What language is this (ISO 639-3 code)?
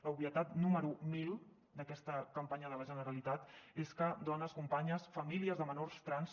cat